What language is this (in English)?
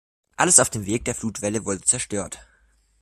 German